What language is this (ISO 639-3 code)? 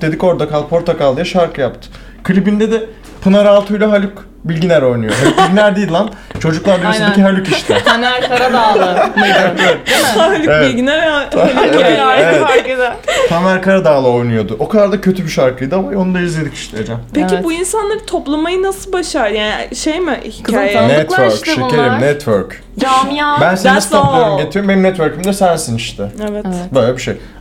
tur